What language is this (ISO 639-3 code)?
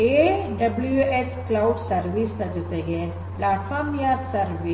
kan